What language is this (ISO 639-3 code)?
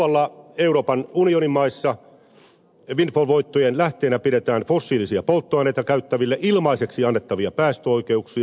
fin